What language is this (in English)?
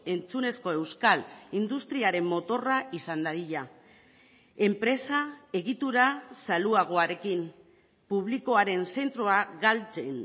Basque